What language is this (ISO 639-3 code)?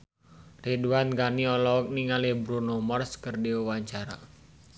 sun